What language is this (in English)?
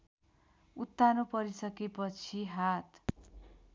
Nepali